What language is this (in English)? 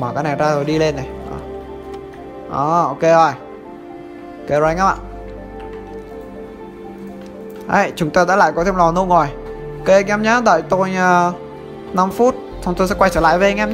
Vietnamese